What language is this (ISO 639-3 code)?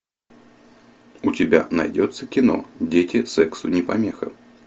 rus